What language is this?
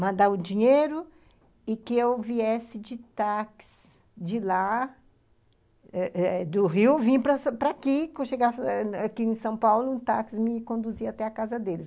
Portuguese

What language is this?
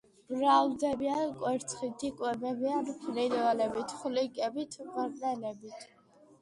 Georgian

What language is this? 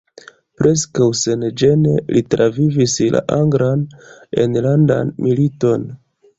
Esperanto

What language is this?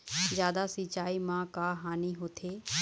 Chhattisgarhi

